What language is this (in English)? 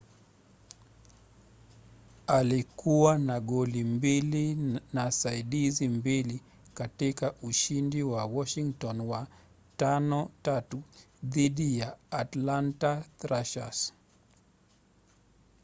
Swahili